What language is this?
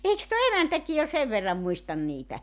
Finnish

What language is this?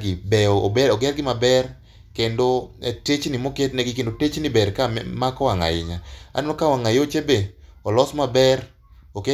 Luo (Kenya and Tanzania)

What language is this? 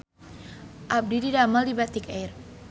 Sundanese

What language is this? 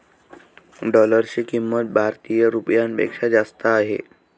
Marathi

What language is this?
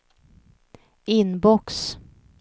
Swedish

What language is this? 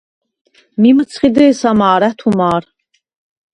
Svan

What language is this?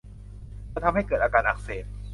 Thai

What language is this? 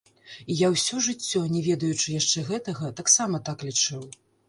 Belarusian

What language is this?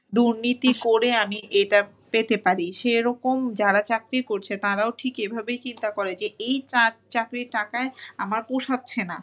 Bangla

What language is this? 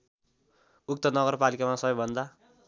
Nepali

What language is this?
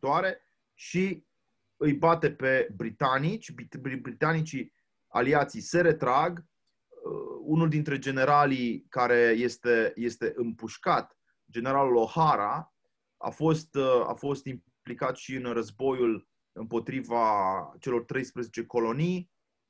Romanian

